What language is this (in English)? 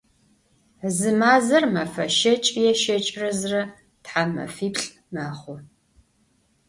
Adyghe